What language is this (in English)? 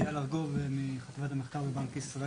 Hebrew